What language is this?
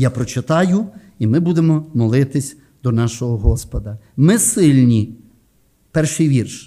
Ukrainian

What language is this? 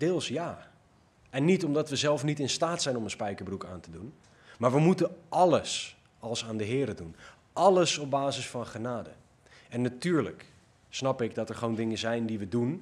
Dutch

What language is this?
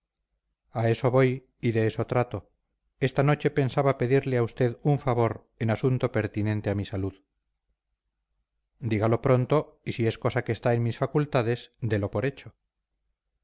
Spanish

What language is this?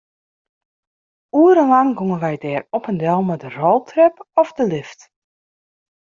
Western Frisian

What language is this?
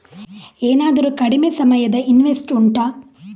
Kannada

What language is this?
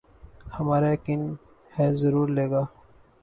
Urdu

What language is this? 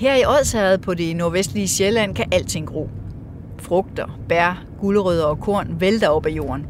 Danish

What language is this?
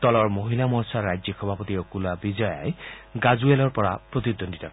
Assamese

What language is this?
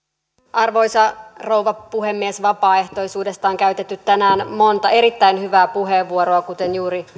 Finnish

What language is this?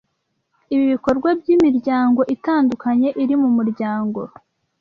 Kinyarwanda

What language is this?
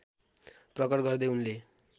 Nepali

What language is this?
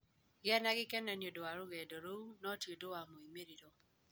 Kikuyu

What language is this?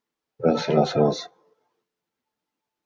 Kazakh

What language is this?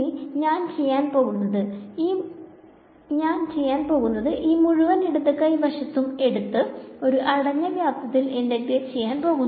Malayalam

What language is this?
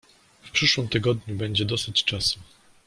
Polish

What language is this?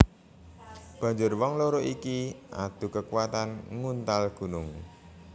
Javanese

